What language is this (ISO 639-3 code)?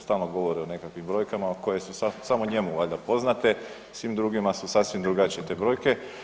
hrv